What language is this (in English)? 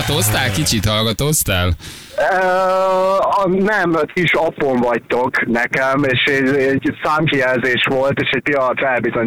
Hungarian